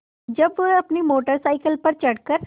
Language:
Hindi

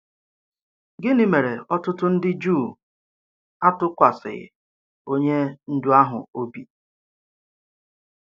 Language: Igbo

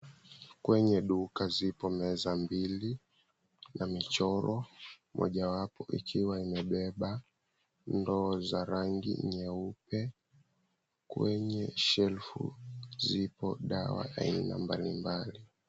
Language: Swahili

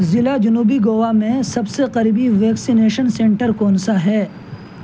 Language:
Urdu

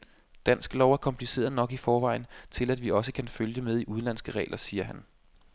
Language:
Danish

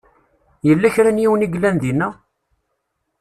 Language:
Kabyle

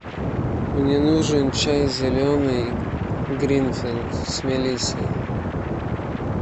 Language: Russian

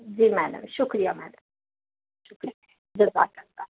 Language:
Urdu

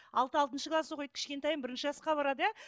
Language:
Kazakh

